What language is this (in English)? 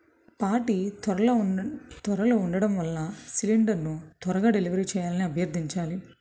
Telugu